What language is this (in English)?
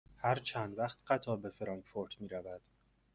Persian